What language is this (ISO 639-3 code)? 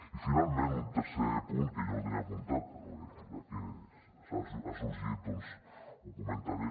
cat